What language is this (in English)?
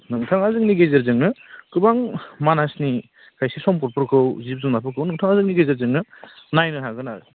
Bodo